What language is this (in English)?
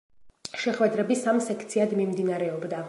Georgian